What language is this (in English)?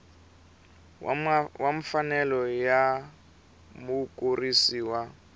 Tsonga